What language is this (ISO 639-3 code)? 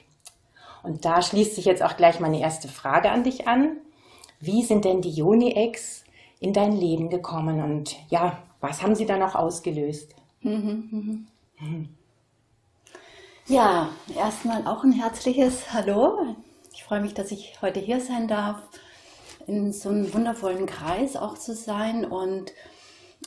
deu